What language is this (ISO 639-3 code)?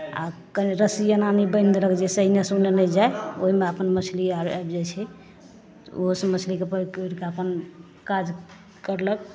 mai